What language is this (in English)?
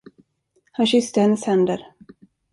Swedish